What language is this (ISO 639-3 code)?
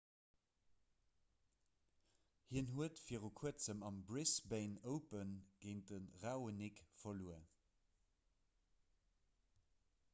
ltz